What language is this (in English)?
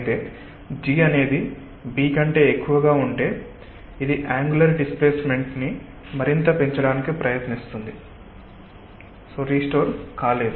Telugu